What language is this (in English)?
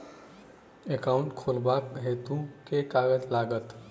Maithili